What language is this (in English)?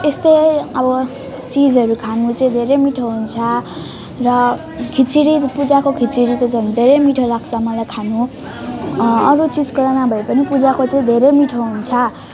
Nepali